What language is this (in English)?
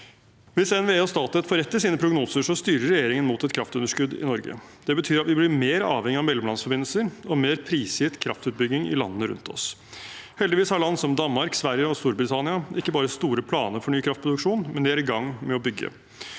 Norwegian